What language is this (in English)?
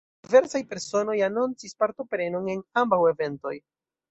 Esperanto